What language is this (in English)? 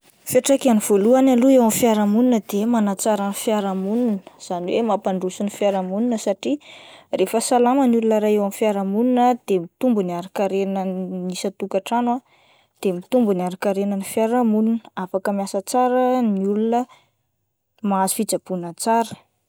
Malagasy